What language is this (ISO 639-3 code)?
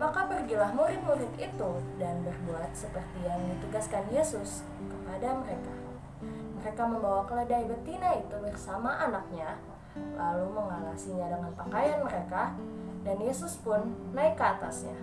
ind